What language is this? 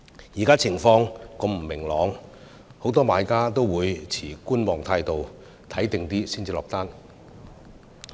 Cantonese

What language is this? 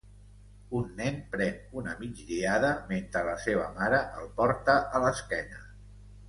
Catalan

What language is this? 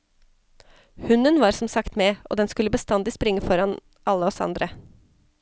Norwegian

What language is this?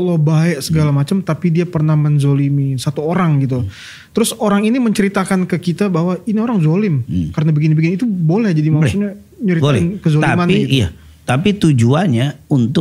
Indonesian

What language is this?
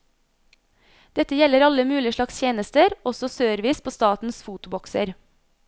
Norwegian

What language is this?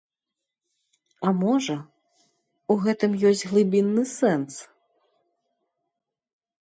Belarusian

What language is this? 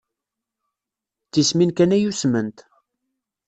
Kabyle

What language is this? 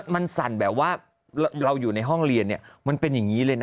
Thai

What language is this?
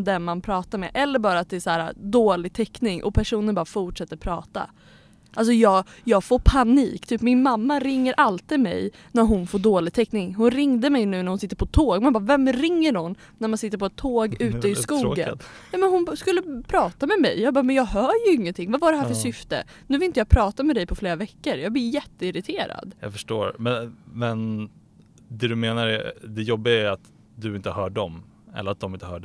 Swedish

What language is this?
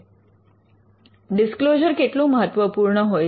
Gujarati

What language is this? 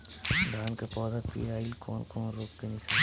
Bhojpuri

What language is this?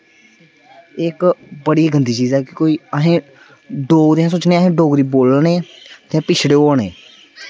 Dogri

